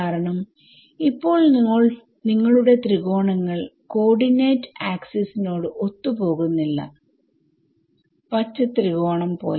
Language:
Malayalam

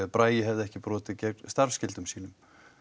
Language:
Icelandic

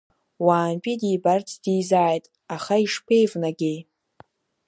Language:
Abkhazian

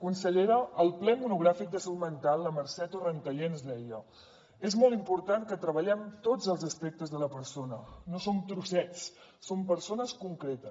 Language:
Catalan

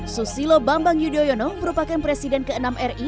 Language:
Indonesian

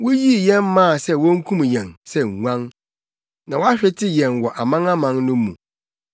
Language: Akan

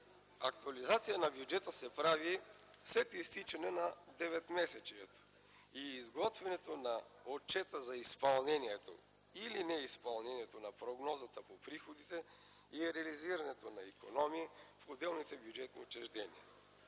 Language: Bulgarian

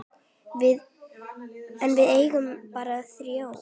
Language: Icelandic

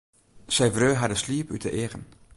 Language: Western Frisian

